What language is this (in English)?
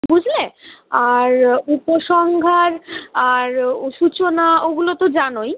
Bangla